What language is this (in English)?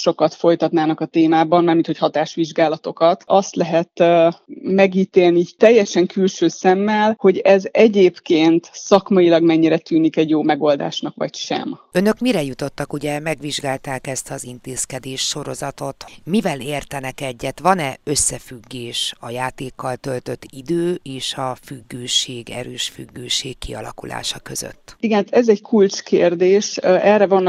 Hungarian